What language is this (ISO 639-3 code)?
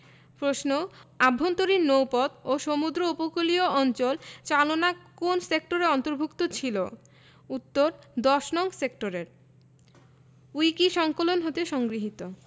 ben